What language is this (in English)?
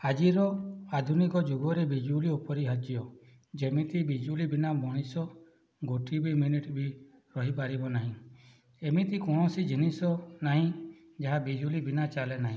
Odia